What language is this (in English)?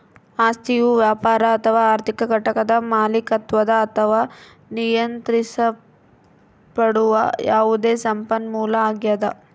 Kannada